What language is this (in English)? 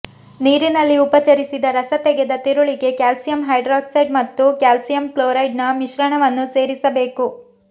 Kannada